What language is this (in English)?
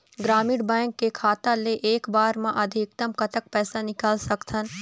Chhattisgarhi